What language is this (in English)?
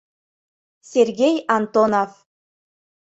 Mari